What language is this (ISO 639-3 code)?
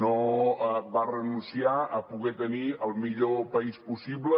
cat